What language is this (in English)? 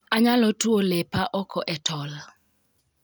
Luo (Kenya and Tanzania)